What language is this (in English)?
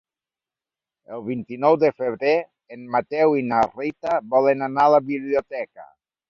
Catalan